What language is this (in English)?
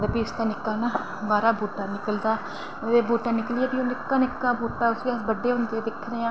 Dogri